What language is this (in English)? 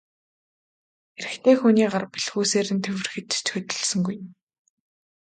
Mongolian